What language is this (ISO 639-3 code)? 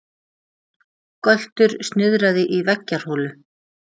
isl